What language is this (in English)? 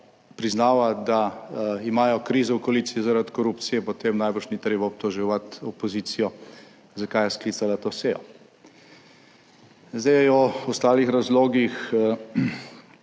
Slovenian